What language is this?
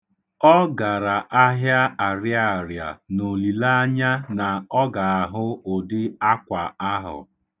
Igbo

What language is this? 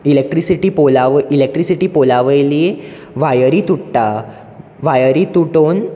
Konkani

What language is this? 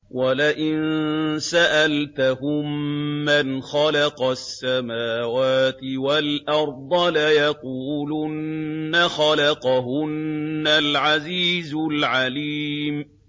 Arabic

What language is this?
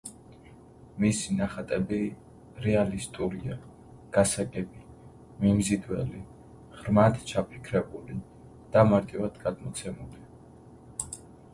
Georgian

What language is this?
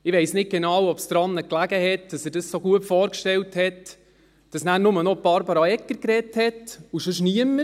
Swiss German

